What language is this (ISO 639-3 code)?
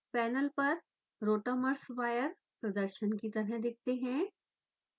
hin